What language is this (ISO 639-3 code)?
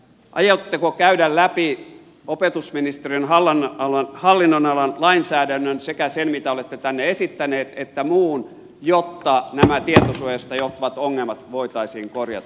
fin